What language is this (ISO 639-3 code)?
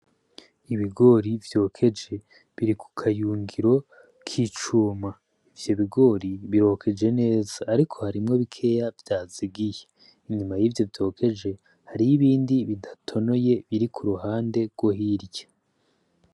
run